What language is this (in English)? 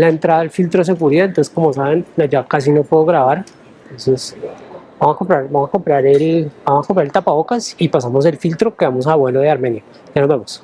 Spanish